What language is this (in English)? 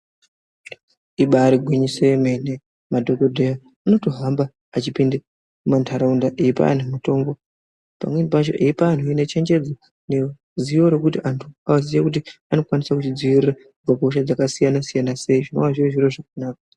Ndau